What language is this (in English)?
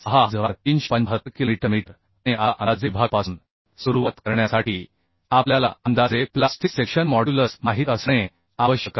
Marathi